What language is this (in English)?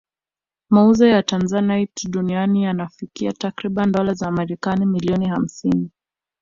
Swahili